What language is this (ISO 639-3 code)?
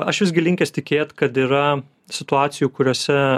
lit